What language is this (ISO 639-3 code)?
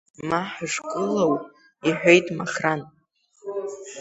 abk